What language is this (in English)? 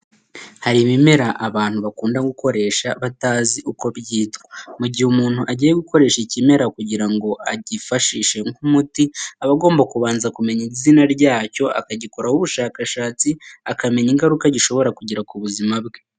Kinyarwanda